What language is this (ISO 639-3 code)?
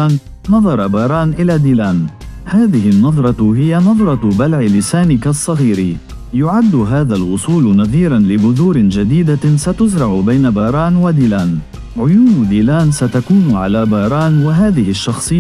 ara